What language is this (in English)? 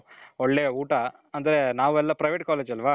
Kannada